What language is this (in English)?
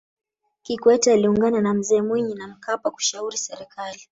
Swahili